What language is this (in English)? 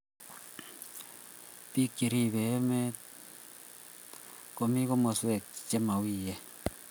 Kalenjin